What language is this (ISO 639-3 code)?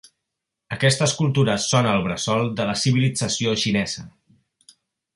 cat